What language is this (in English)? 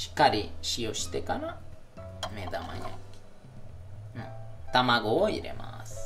Japanese